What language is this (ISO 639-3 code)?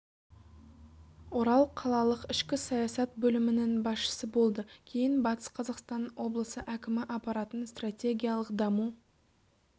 kaz